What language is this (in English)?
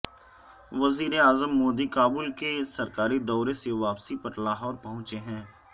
Urdu